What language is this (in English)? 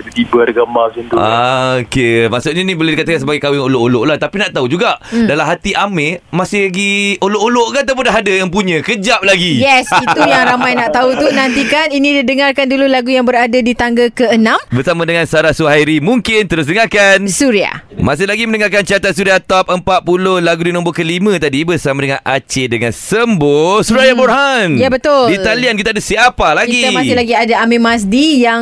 Malay